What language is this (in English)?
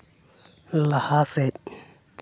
Santali